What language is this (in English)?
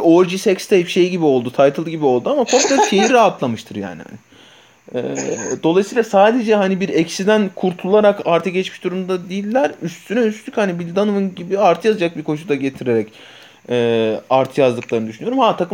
Turkish